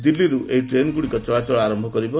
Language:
Odia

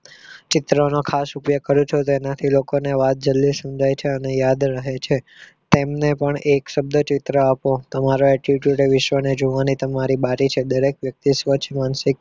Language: Gujarati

